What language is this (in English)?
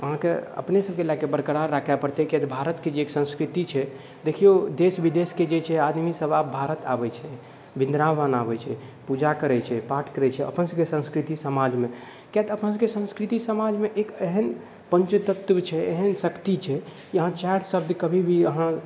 Maithili